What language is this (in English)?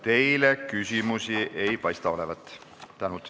Estonian